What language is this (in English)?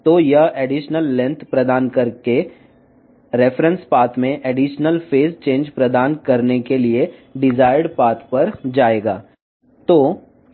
Telugu